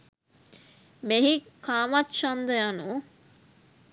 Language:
Sinhala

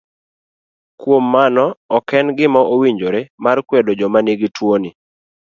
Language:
Luo (Kenya and Tanzania)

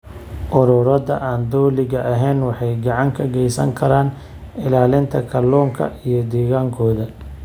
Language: Somali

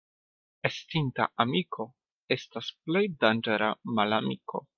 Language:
Esperanto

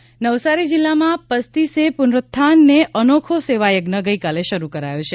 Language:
Gujarati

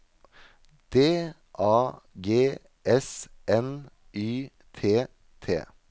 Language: Norwegian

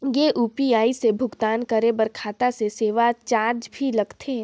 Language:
Chhattisgarhi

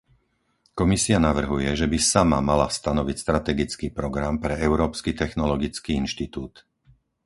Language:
Slovak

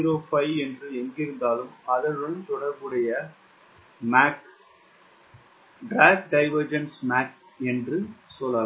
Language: Tamil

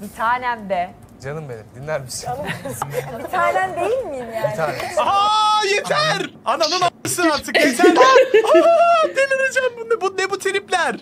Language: Turkish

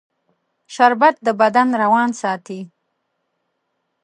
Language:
Pashto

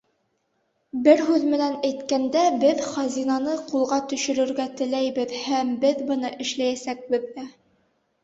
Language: Bashkir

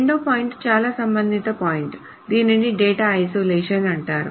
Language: Telugu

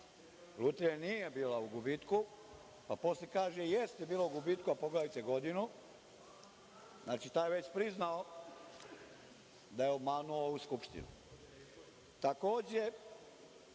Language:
Serbian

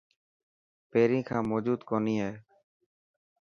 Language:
Dhatki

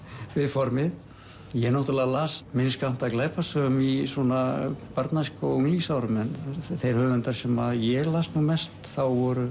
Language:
Icelandic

